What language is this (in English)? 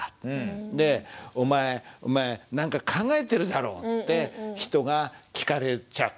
Japanese